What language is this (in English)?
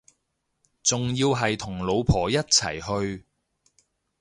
Cantonese